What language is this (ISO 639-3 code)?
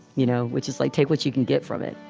eng